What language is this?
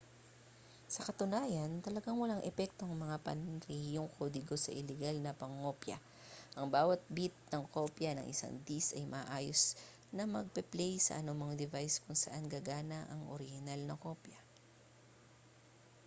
Filipino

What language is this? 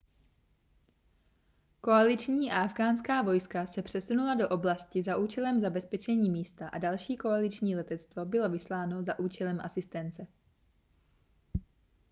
Czech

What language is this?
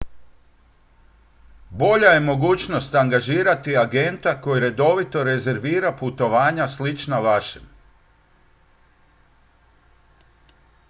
Croatian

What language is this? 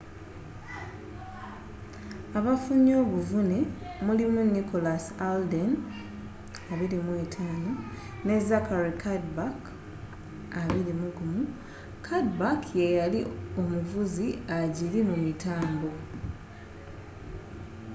Ganda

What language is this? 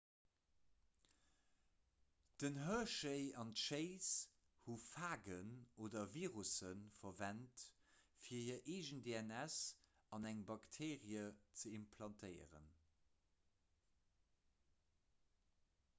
Luxembourgish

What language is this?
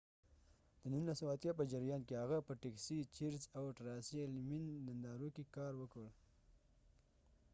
Pashto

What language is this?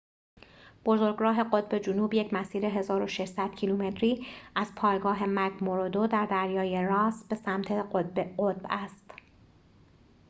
Persian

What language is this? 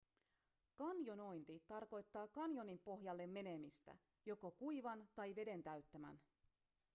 Finnish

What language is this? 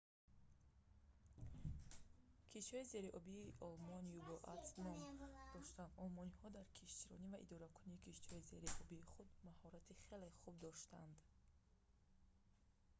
Tajik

